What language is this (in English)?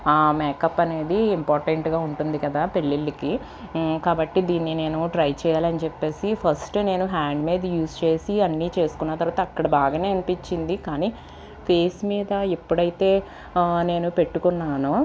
Telugu